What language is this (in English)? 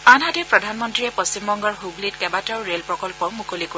Assamese